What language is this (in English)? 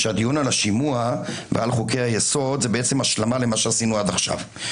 Hebrew